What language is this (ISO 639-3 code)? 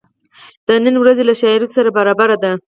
pus